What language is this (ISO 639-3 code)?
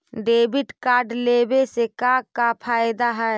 mag